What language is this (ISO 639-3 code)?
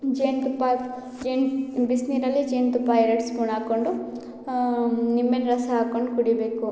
kan